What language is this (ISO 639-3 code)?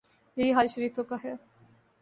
urd